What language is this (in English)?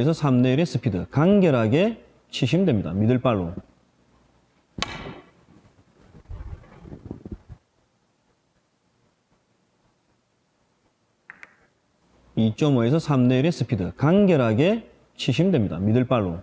Korean